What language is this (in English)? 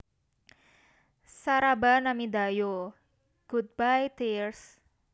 Javanese